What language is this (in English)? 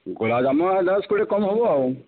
Odia